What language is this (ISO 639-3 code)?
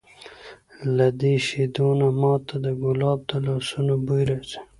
pus